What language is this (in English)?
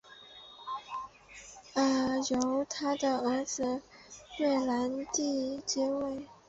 Chinese